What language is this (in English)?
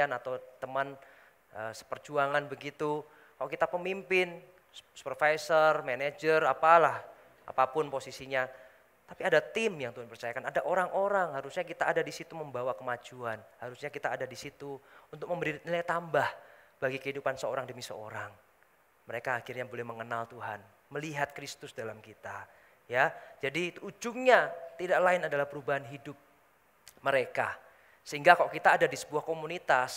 Indonesian